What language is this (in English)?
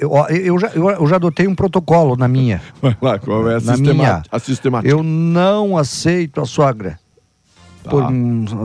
Portuguese